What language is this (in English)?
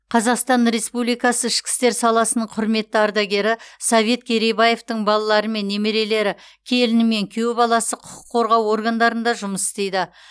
Kazakh